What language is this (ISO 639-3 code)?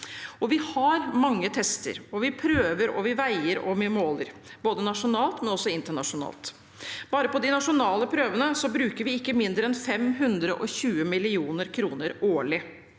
nor